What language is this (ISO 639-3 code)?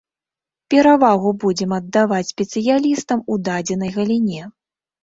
bel